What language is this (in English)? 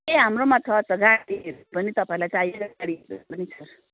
Nepali